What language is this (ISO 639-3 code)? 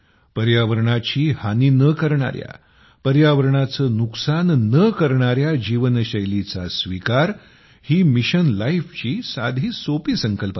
mar